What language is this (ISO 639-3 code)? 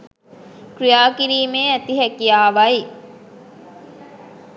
sin